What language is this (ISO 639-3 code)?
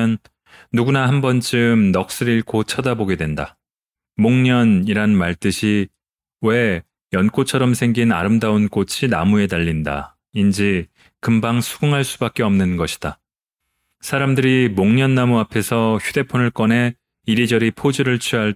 kor